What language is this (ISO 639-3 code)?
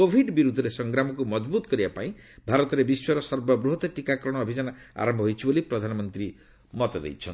ori